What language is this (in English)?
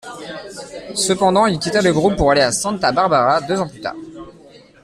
French